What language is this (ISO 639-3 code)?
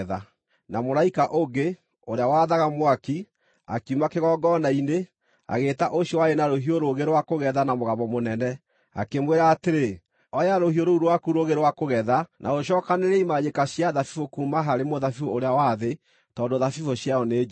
kik